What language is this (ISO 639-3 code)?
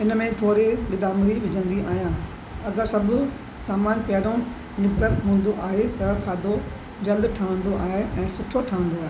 snd